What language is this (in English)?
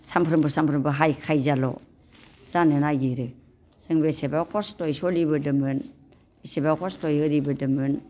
Bodo